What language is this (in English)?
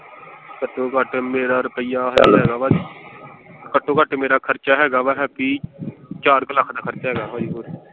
Punjabi